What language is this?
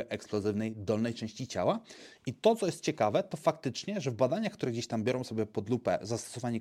Polish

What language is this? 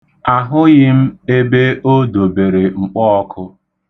Igbo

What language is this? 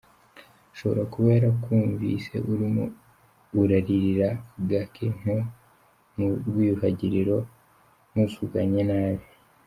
Kinyarwanda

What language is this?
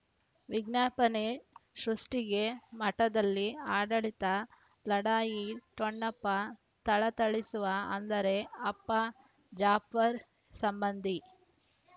Kannada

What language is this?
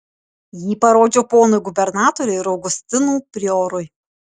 Lithuanian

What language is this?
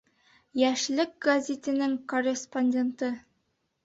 Bashkir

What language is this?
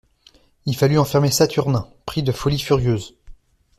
French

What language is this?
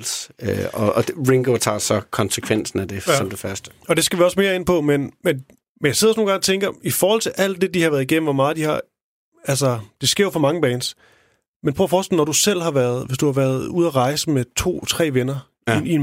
Danish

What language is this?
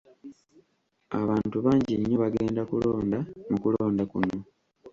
Ganda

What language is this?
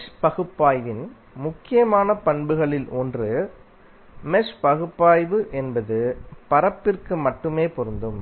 Tamil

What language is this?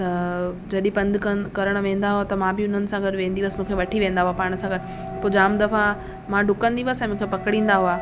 Sindhi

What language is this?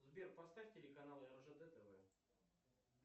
Russian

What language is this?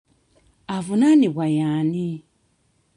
Ganda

